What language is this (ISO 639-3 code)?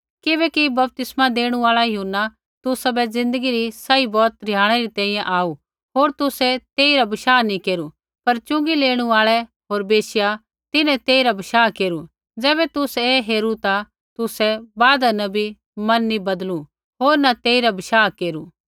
kfx